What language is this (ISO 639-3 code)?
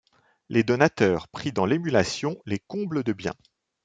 fra